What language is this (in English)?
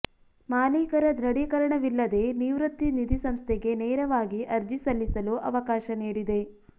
Kannada